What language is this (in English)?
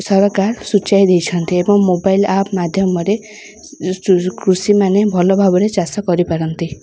Odia